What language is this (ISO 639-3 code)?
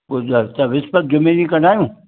snd